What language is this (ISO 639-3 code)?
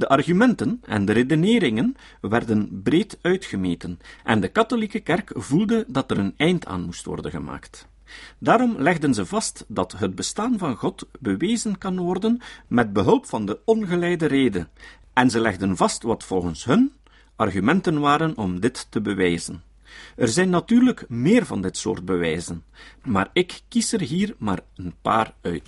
nld